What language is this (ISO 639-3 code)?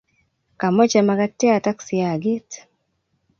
kln